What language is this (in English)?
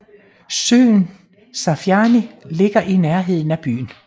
Danish